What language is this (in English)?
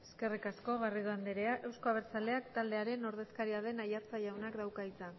Basque